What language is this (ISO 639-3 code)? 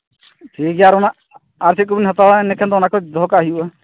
sat